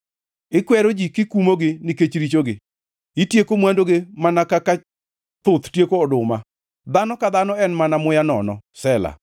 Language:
Luo (Kenya and Tanzania)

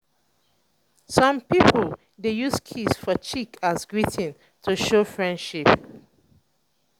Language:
Nigerian Pidgin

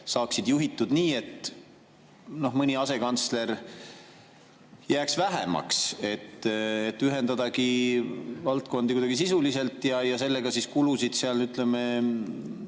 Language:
Estonian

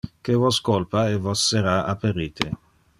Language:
Interlingua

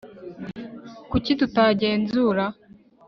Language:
Kinyarwanda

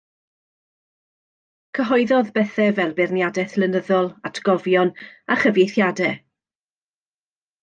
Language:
Welsh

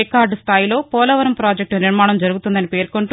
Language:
Telugu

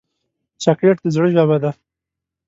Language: Pashto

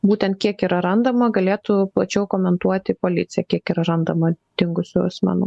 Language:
Lithuanian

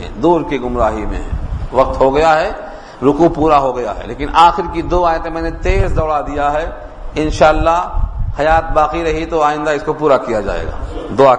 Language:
Urdu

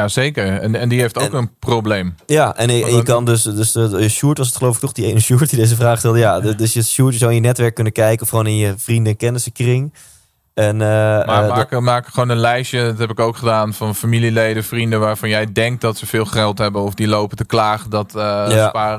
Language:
Dutch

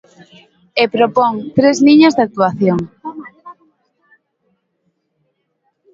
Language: Galician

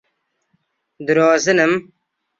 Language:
Central Kurdish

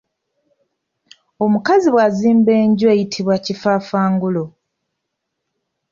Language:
Ganda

